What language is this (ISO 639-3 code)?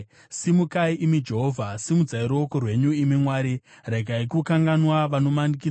sna